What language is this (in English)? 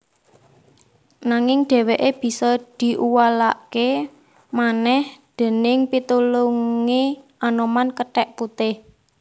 Javanese